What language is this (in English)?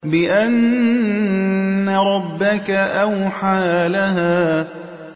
Arabic